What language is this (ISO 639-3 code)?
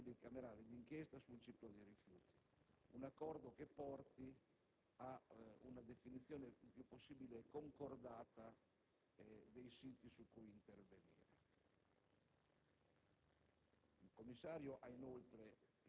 ita